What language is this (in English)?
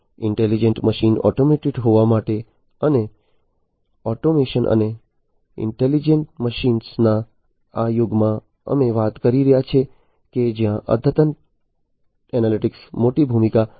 Gujarati